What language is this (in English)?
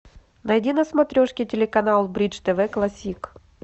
Russian